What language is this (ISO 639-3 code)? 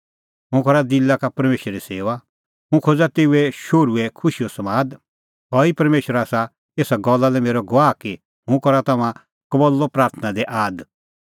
kfx